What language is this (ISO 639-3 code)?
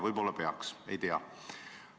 est